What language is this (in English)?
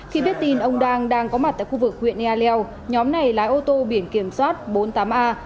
Vietnamese